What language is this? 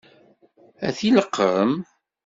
Kabyle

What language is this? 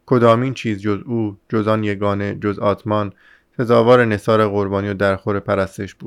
Persian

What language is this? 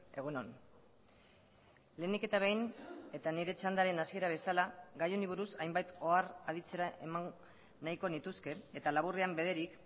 Basque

